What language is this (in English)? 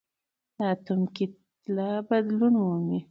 Pashto